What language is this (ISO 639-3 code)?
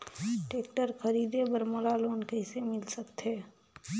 hne